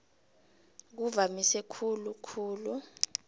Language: South Ndebele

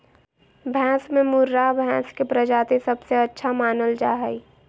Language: Magahi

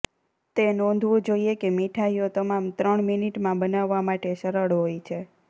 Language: Gujarati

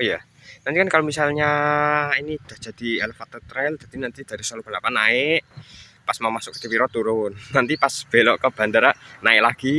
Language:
Indonesian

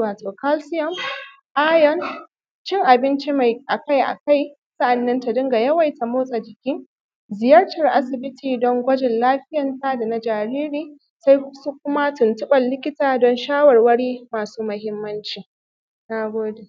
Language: Hausa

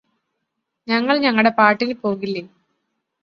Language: Malayalam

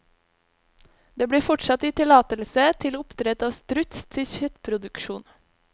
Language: Norwegian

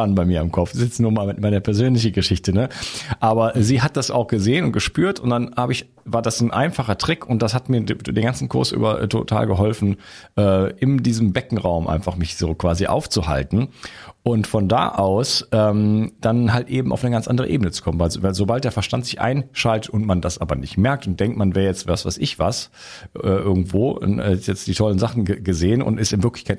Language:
German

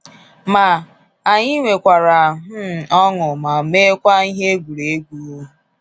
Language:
Igbo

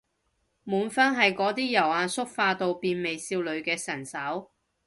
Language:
Cantonese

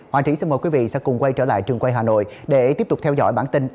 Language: Vietnamese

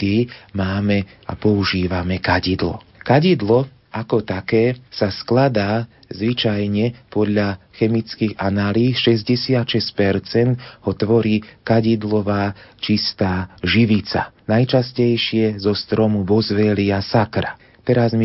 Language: Slovak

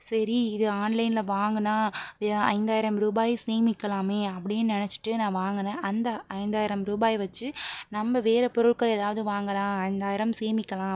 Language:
Tamil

